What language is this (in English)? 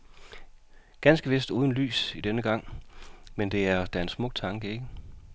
Danish